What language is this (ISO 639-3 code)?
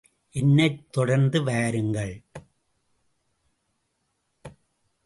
tam